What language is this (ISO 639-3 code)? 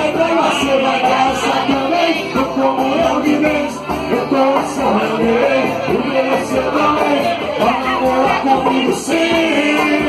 nld